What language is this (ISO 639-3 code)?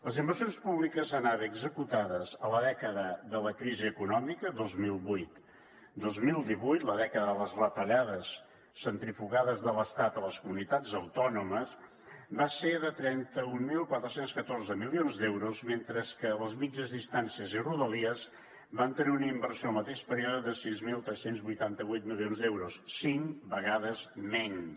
cat